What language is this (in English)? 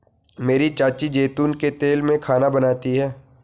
Hindi